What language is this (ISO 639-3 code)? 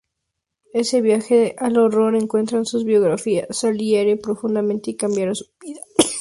spa